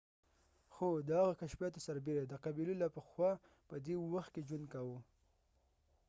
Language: Pashto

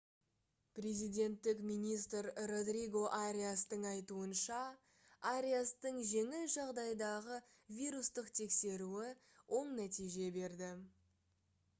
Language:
Kazakh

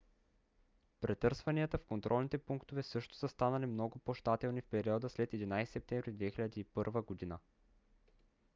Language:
Bulgarian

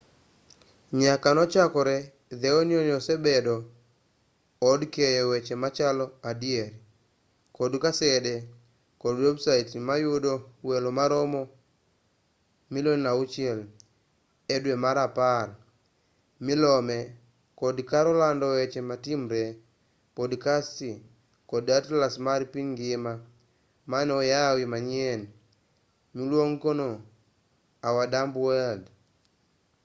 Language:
Luo (Kenya and Tanzania)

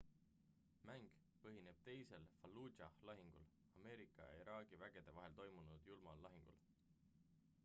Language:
Estonian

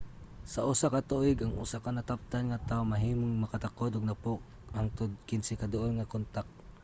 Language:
Cebuano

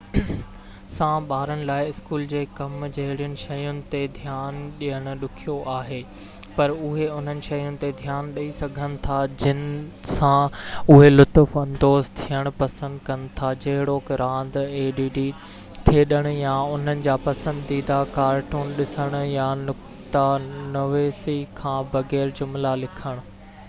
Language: Sindhi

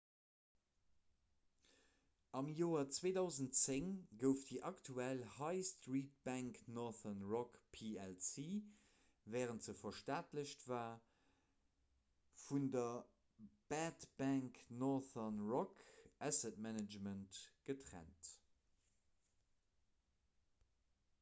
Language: Luxembourgish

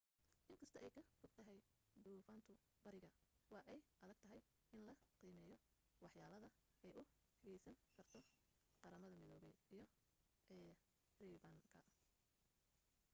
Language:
Somali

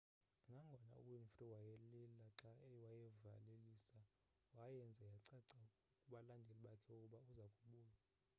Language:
Xhosa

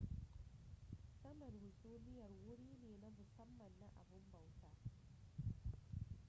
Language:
Hausa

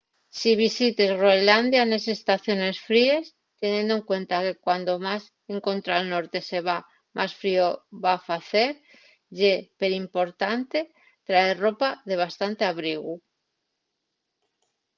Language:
Asturian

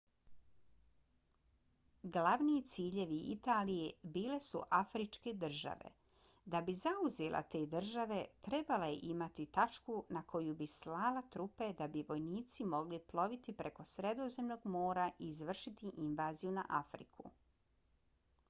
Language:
Bosnian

